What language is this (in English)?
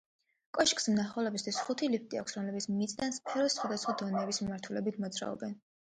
Georgian